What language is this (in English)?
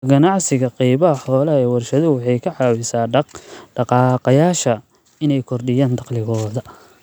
Somali